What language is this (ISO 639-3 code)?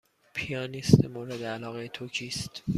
fas